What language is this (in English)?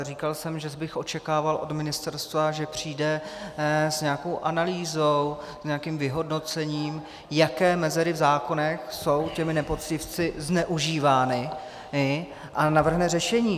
Czech